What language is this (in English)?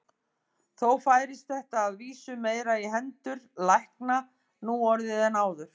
Icelandic